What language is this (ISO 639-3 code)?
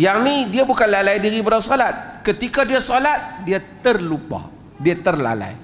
msa